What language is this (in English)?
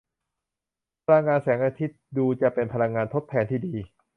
Thai